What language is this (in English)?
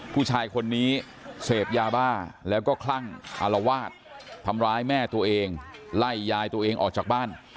Thai